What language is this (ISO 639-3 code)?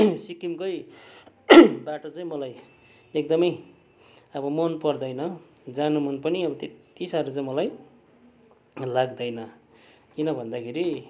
nep